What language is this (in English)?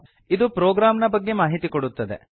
Kannada